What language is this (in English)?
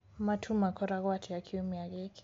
Kikuyu